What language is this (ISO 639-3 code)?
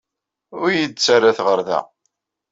kab